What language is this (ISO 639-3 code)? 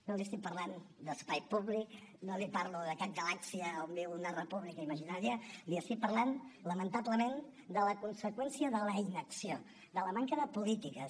cat